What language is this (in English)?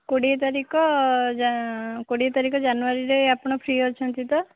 Odia